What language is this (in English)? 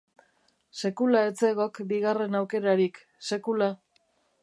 Basque